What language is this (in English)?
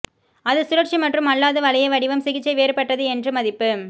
Tamil